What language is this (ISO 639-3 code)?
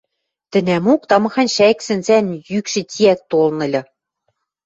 mrj